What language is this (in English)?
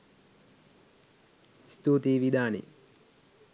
Sinhala